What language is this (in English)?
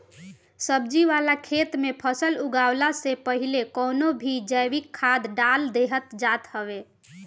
Bhojpuri